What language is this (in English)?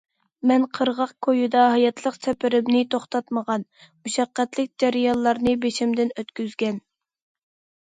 Uyghur